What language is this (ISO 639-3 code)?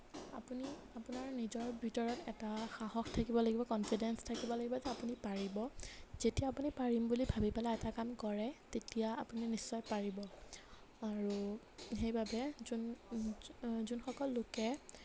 asm